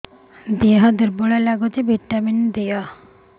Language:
Odia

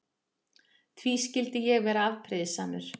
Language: Icelandic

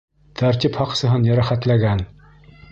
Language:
Bashkir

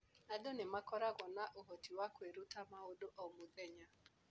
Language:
Kikuyu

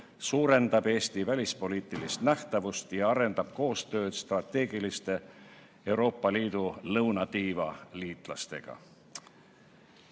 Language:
Estonian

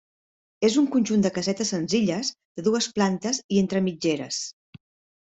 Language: Catalan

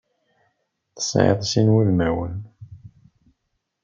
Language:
Kabyle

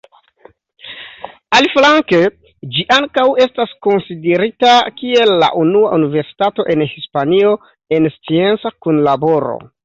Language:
Esperanto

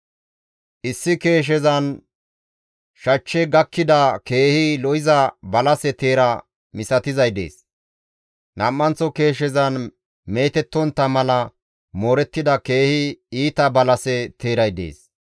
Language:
Gamo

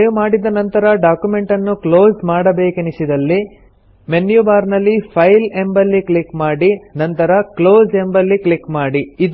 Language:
Kannada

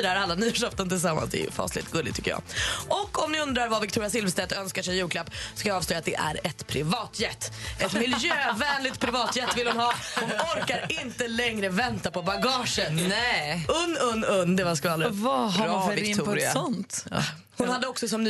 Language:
Swedish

